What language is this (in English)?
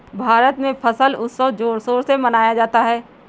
Hindi